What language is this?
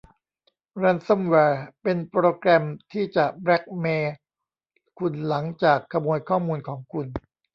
Thai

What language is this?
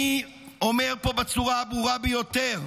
Hebrew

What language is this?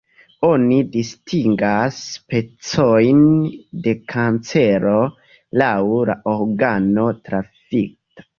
Esperanto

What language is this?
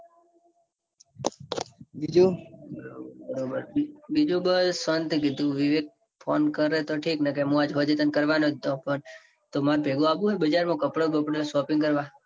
Gujarati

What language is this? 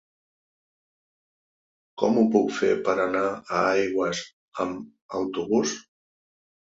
Catalan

